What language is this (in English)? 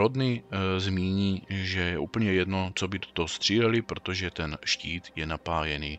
Czech